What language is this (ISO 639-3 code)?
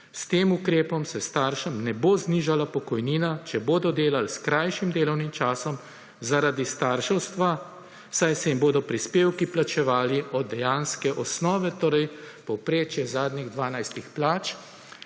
slv